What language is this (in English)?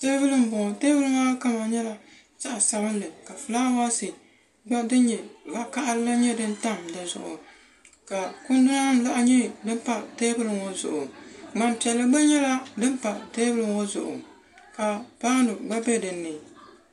Dagbani